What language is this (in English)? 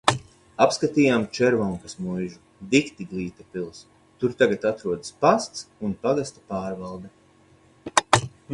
Latvian